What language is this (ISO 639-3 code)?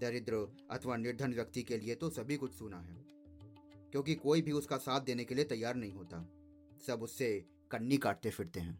hin